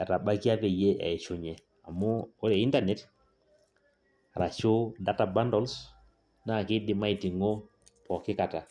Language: Masai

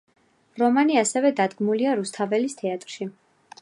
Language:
Georgian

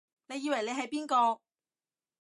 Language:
Cantonese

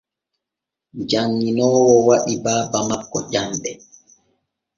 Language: Borgu Fulfulde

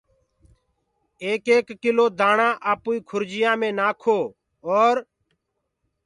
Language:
Gurgula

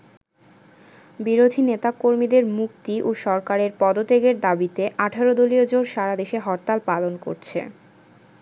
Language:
Bangla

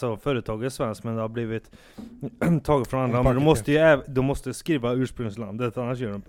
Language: Swedish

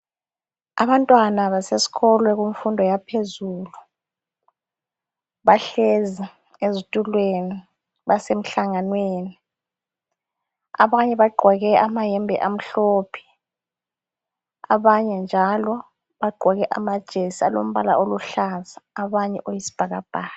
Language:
North Ndebele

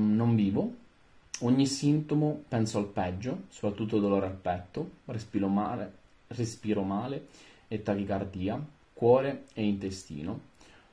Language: Italian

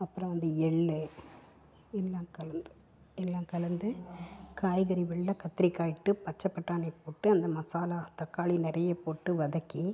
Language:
Tamil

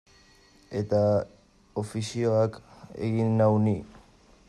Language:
Basque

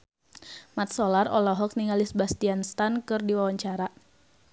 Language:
Sundanese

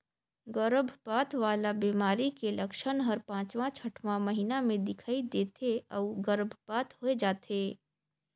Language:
Chhattisgarhi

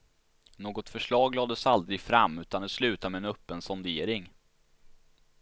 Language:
Swedish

